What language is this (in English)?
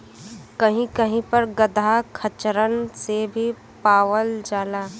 Bhojpuri